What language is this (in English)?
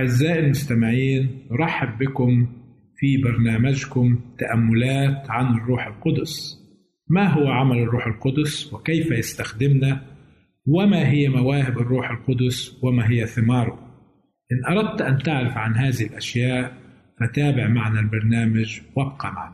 Arabic